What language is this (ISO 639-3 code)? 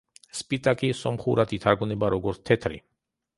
kat